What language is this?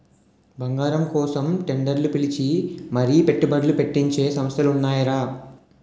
Telugu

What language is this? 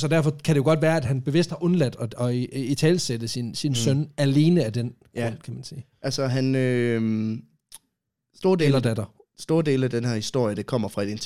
Danish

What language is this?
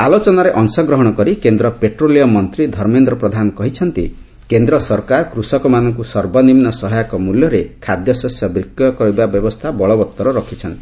Odia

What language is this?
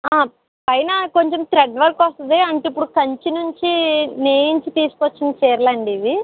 Telugu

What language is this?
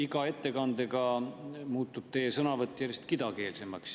Estonian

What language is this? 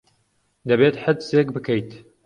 Central Kurdish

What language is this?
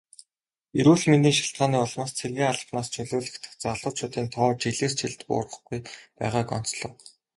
Mongolian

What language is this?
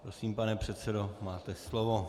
Czech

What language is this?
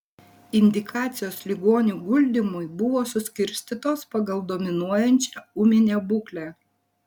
Lithuanian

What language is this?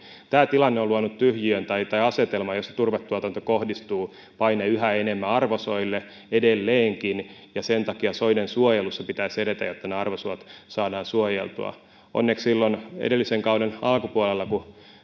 Finnish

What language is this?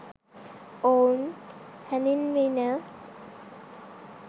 Sinhala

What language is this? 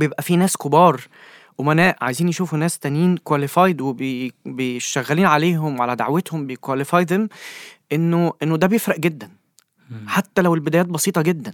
Arabic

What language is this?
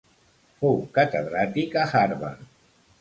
Catalan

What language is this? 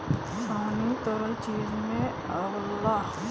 Bhojpuri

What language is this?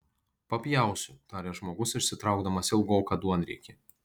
Lithuanian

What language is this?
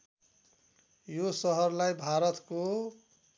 Nepali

